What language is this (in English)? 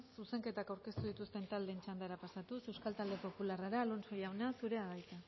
Basque